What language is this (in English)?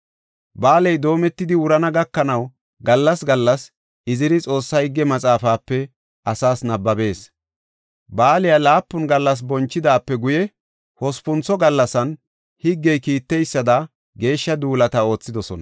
Gofa